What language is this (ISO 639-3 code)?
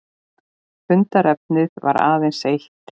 isl